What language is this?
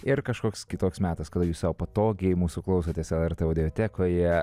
Lithuanian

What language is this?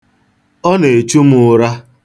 Igbo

